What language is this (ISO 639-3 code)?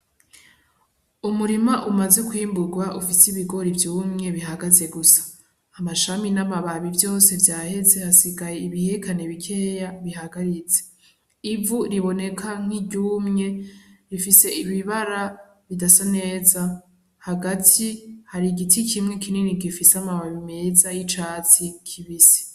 run